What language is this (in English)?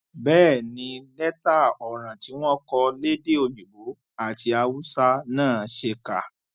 Yoruba